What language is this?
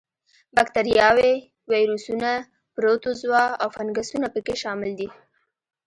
Pashto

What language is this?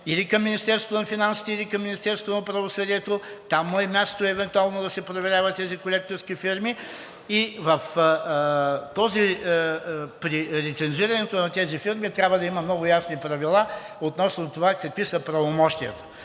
Bulgarian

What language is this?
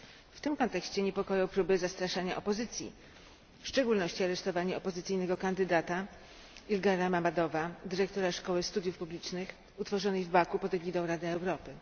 Polish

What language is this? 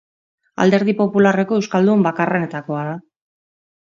Basque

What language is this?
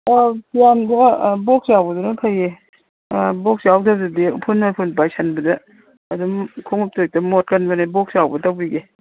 Manipuri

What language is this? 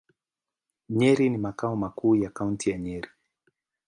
Swahili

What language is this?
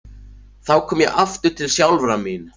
Icelandic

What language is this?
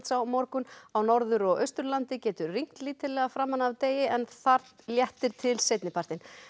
Icelandic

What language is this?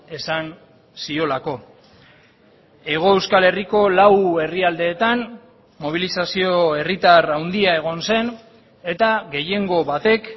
Basque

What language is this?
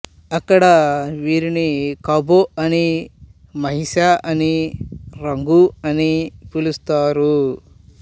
Telugu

